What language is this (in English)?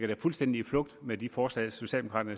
Danish